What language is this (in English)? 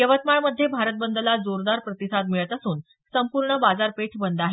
Marathi